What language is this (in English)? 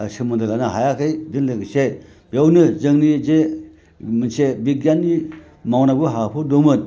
Bodo